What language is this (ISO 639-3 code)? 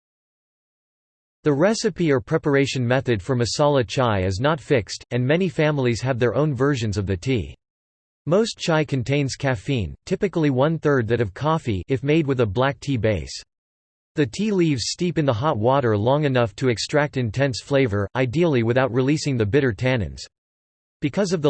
eng